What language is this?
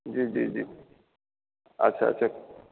Maithili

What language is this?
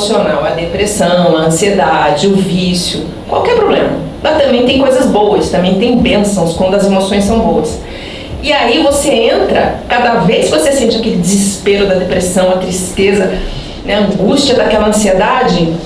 Portuguese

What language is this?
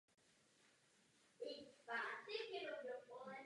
Czech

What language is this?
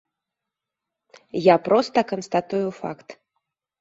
Belarusian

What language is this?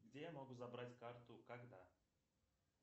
Russian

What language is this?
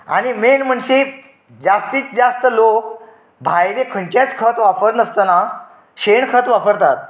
Konkani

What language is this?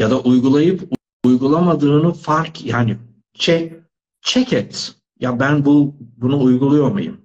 Turkish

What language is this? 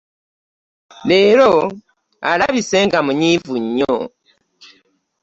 Ganda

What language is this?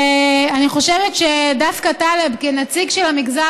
Hebrew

